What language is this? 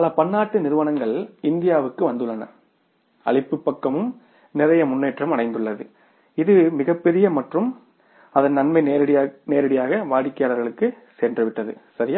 Tamil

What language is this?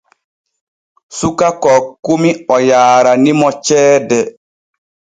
Borgu Fulfulde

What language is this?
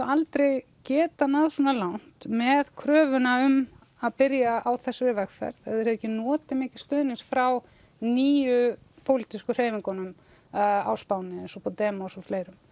Icelandic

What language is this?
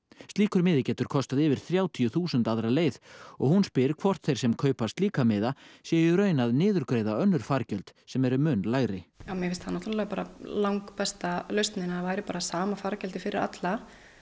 Icelandic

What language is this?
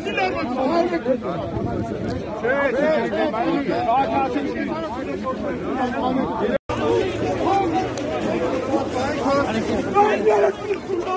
Turkish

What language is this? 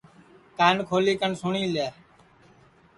Sansi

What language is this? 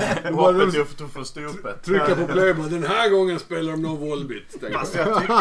Swedish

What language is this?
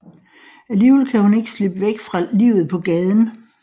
Danish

